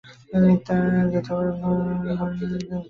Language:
Bangla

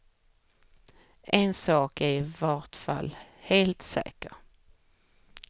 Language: Swedish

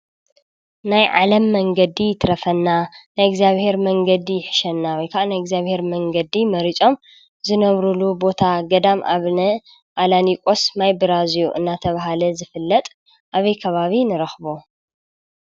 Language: Tigrinya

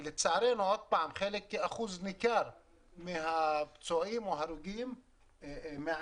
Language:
Hebrew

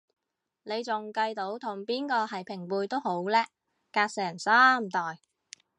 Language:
Cantonese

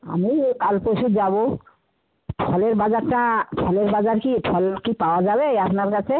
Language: Bangla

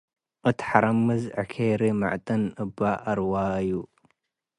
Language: Tigre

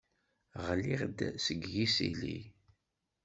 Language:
Kabyle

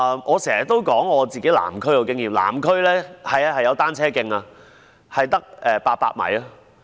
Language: Cantonese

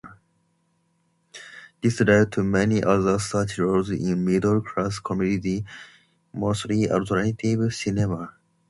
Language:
English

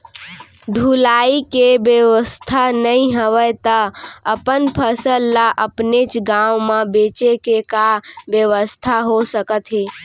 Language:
Chhattisgarhi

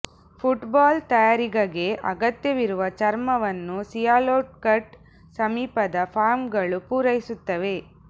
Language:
Kannada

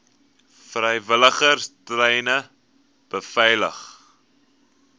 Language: Afrikaans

